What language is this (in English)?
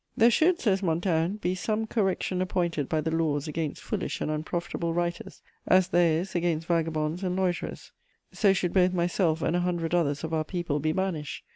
English